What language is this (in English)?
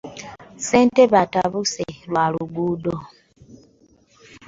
Ganda